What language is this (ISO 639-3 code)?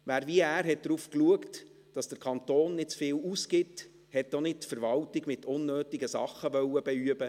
gsw